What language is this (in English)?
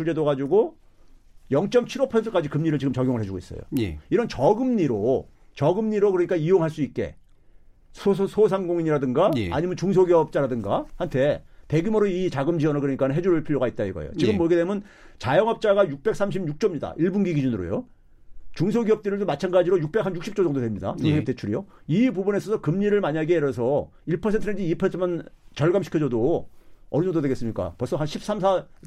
Korean